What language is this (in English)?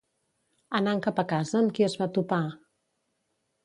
Catalan